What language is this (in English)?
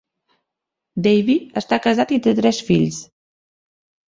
Catalan